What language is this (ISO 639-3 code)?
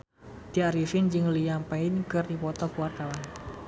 sun